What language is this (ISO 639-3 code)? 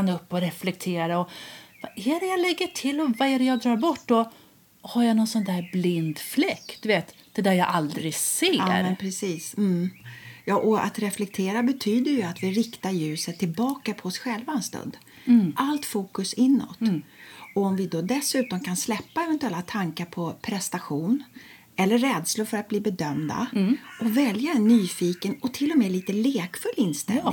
swe